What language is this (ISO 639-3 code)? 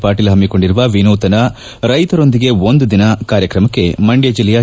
kan